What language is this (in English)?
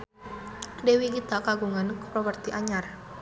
Sundanese